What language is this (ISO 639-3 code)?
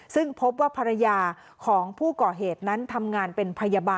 tha